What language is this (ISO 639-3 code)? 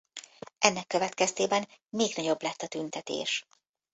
hun